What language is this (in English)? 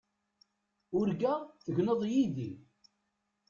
Kabyle